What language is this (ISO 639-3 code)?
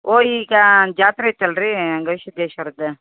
kan